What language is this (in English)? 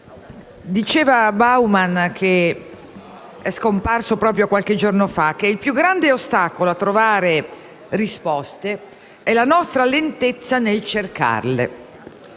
Italian